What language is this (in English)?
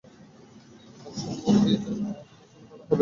Bangla